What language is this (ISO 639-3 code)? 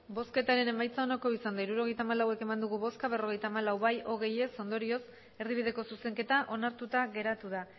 eus